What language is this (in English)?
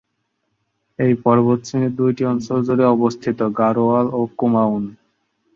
Bangla